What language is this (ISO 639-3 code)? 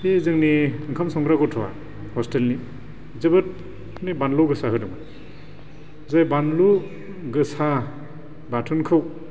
brx